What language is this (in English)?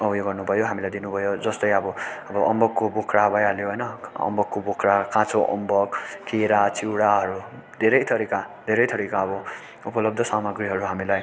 Nepali